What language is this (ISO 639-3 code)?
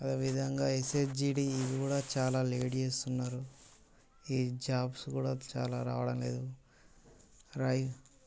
tel